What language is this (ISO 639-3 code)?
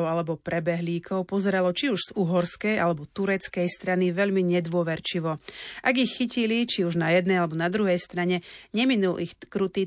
slk